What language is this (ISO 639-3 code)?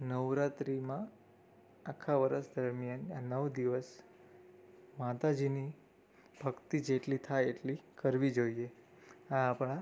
guj